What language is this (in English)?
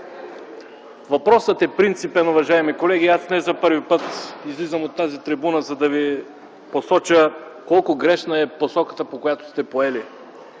Bulgarian